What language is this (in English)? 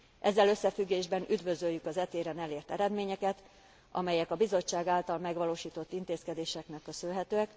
Hungarian